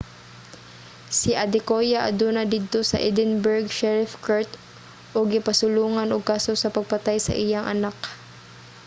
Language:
Cebuano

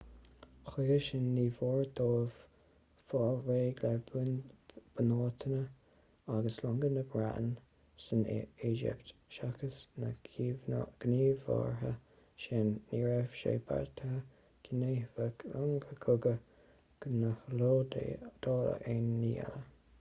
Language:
Irish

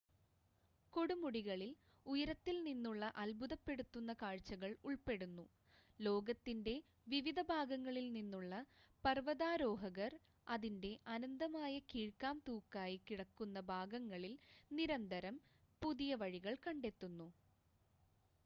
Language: Malayalam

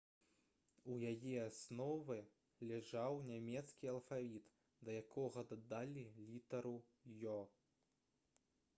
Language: Belarusian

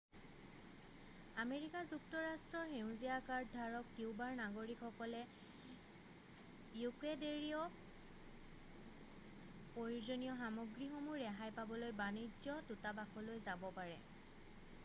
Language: Assamese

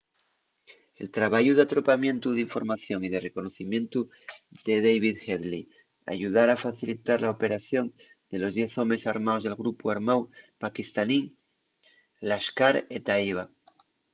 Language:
Asturian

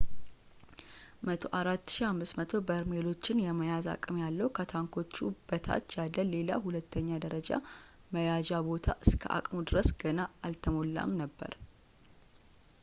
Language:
Amharic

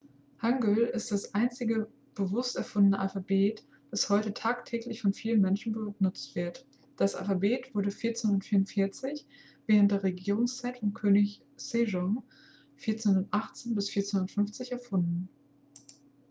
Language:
German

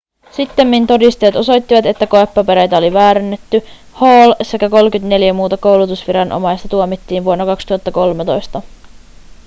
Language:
Finnish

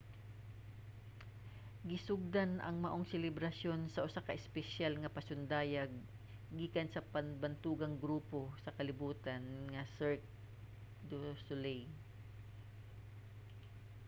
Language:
Cebuano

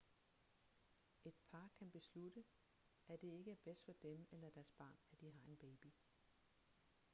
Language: Danish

